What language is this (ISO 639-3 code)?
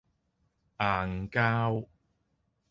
yue